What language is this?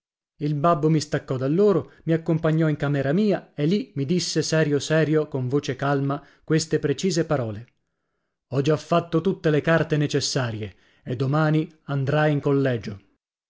Italian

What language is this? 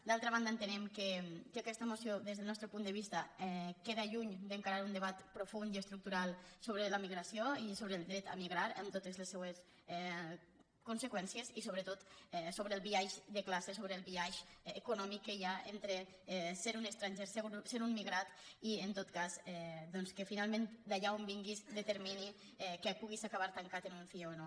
Catalan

